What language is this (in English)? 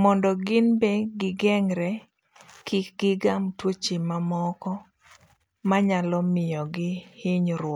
Luo (Kenya and Tanzania)